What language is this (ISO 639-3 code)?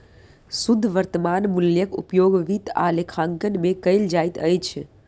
mai